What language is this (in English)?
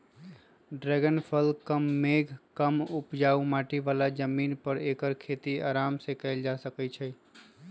Magahi